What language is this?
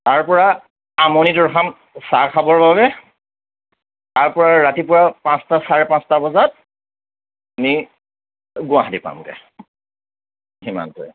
Assamese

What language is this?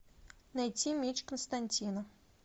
Russian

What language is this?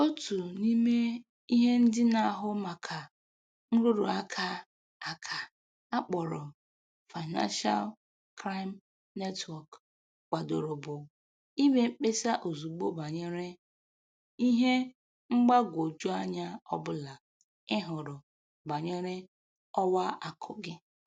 Igbo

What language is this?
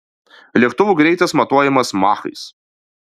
Lithuanian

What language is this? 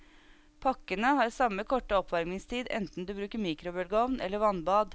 Norwegian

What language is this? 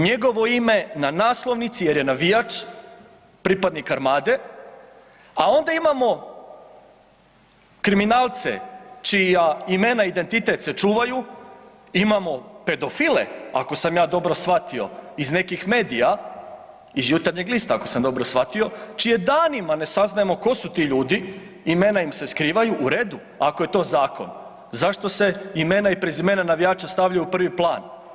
Croatian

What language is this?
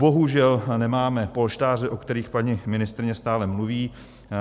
Czech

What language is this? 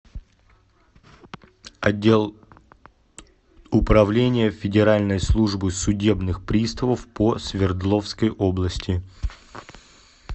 Russian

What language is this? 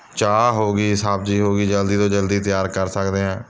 Punjabi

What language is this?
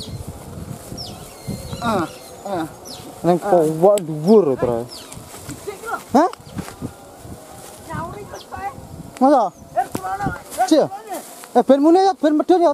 Indonesian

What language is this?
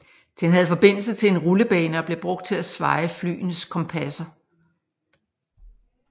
Danish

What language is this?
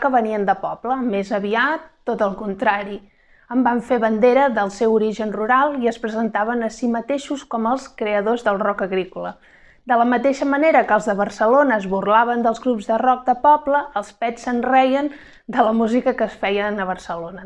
Catalan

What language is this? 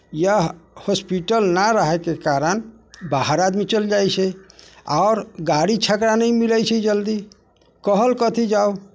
Maithili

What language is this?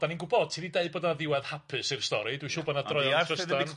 Welsh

